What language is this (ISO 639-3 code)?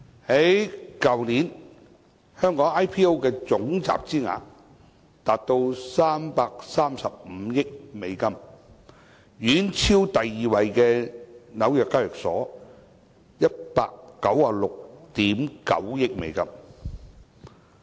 yue